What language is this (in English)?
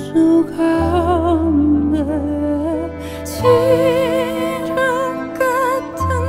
Korean